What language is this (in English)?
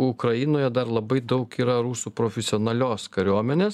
Lithuanian